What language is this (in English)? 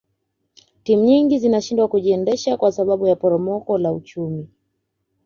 Swahili